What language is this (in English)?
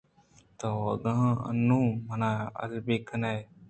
Eastern Balochi